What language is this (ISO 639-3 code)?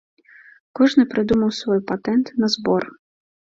bel